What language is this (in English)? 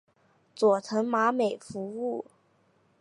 Chinese